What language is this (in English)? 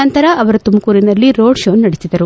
Kannada